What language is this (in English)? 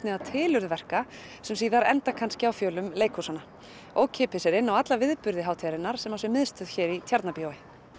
Icelandic